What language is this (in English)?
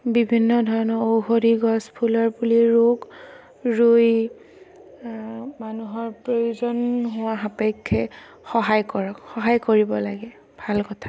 Assamese